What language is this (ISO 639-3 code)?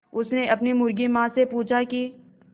hin